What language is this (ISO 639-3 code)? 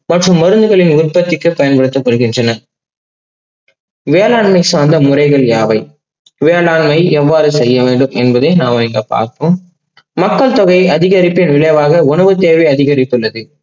tam